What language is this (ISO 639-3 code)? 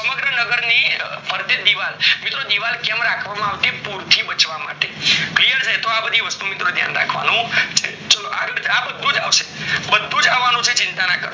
guj